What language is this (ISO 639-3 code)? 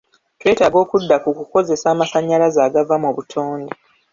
lug